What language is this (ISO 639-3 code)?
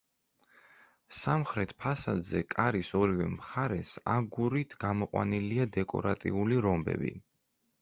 kat